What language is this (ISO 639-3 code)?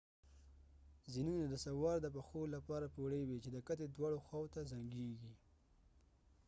pus